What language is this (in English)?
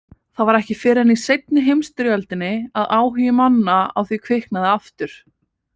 Icelandic